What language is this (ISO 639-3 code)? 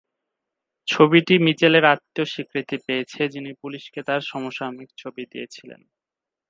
ben